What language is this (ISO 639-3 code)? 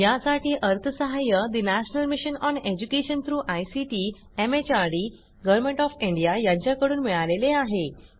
mar